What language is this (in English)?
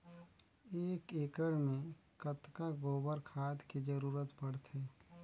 Chhattisgarhi